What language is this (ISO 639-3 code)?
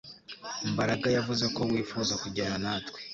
kin